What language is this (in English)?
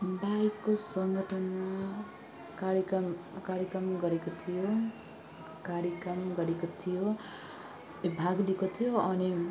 Nepali